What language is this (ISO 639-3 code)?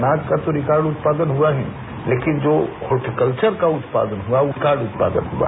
hin